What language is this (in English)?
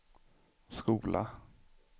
Swedish